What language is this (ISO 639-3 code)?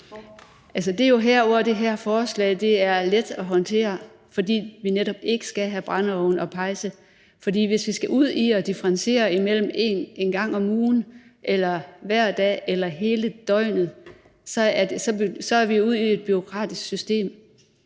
dan